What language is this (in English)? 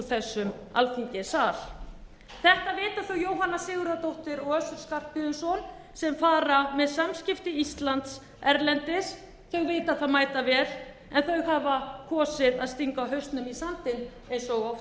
Icelandic